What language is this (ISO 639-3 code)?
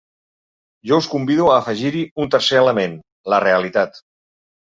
cat